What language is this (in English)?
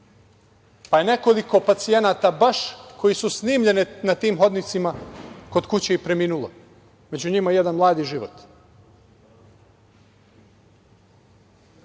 Serbian